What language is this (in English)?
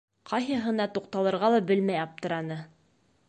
Bashkir